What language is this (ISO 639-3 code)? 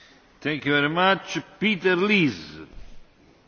deu